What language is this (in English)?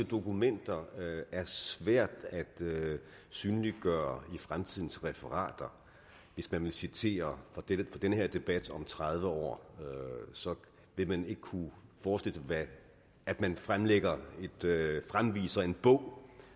Danish